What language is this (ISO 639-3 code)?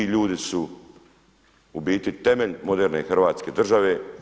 hrv